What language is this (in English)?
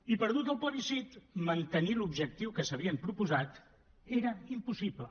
Catalan